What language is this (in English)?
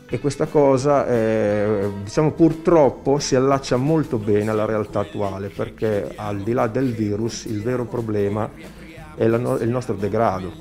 Italian